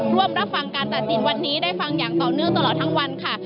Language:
Thai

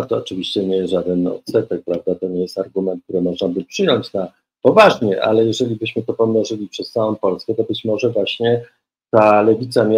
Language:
Polish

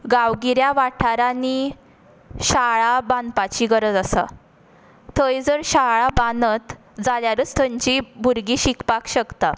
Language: Konkani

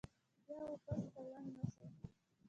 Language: Pashto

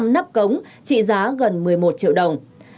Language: Vietnamese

